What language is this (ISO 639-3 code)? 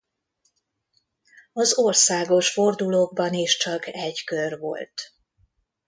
hun